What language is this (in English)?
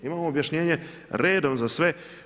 Croatian